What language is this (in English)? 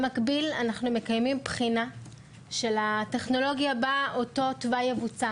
Hebrew